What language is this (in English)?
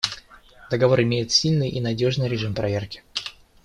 Russian